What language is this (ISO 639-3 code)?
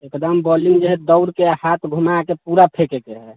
mai